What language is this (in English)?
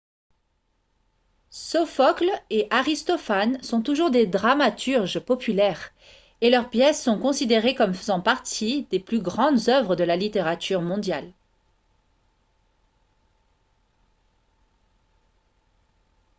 French